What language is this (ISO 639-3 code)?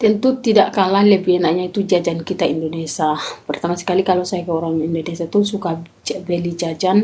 ind